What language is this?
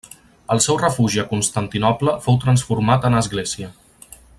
Catalan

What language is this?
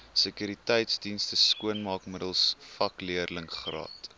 Afrikaans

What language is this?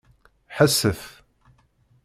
Kabyle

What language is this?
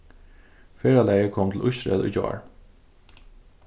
Faroese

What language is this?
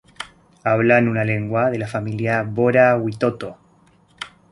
Spanish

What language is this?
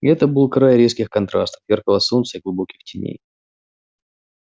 Russian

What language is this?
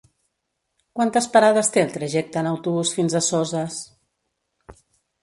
Catalan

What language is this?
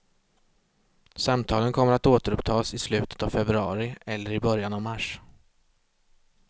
Swedish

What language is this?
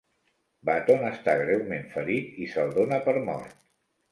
Catalan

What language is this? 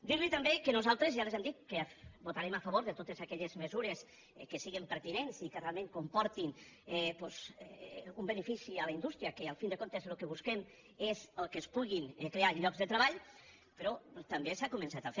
Catalan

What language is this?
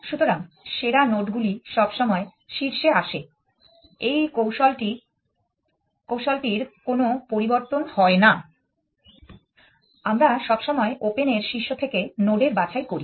Bangla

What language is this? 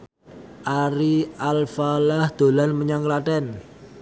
Javanese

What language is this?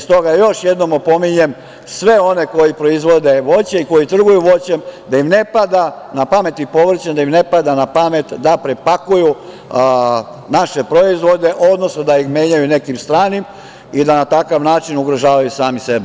Serbian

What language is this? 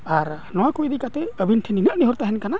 Santali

